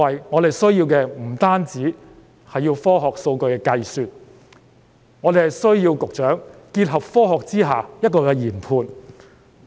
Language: Cantonese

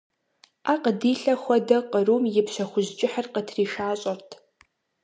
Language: Kabardian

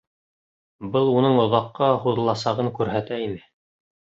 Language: Bashkir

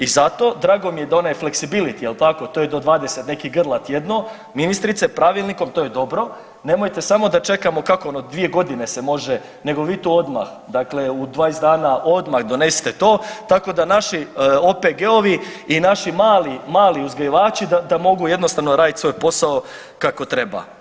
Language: Croatian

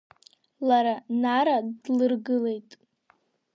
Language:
Abkhazian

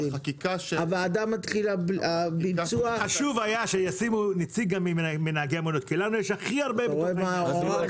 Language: Hebrew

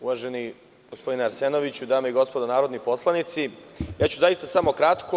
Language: Serbian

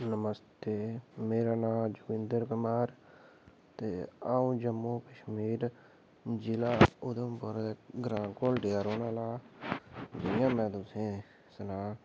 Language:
Dogri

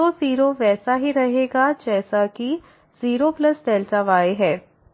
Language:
Hindi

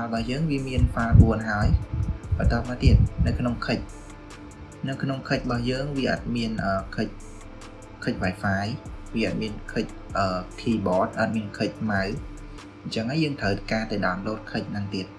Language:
Vietnamese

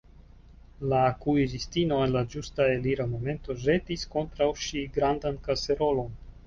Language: Esperanto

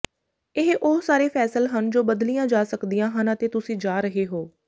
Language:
Punjabi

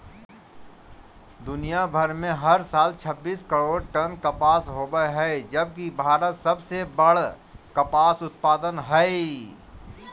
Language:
Magahi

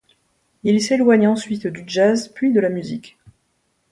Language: French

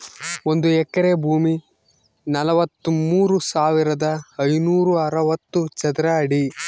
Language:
Kannada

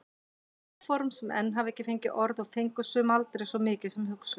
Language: Icelandic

